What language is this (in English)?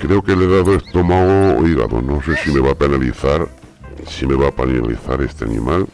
Spanish